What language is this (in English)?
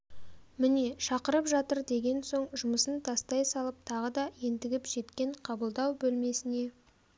Kazakh